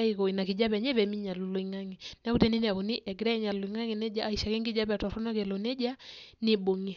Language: Masai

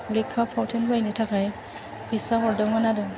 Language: Bodo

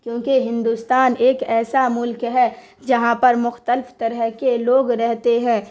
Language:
Urdu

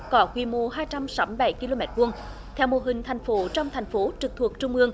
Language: Vietnamese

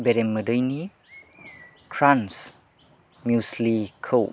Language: Bodo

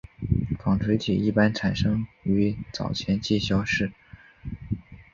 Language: Chinese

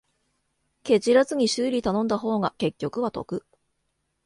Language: Japanese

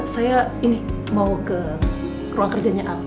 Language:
Indonesian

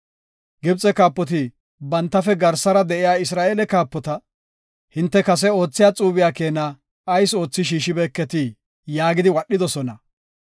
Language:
Gofa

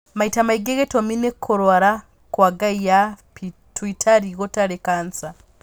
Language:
Kikuyu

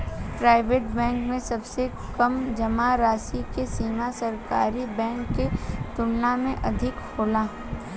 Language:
Bhojpuri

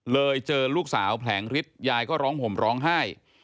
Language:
Thai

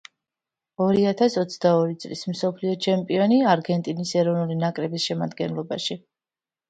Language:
Georgian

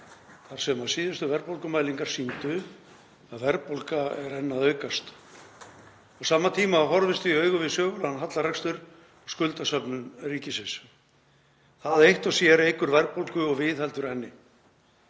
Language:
Icelandic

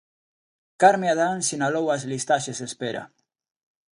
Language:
Galician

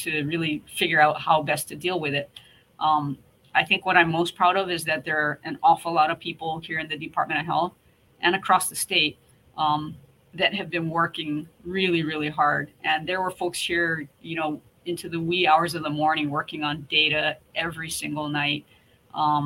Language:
English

